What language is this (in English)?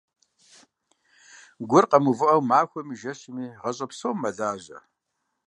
Kabardian